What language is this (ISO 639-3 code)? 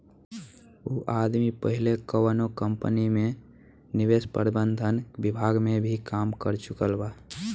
bho